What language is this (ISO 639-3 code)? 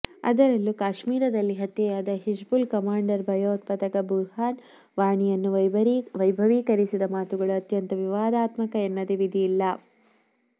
kan